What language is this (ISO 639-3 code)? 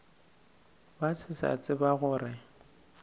nso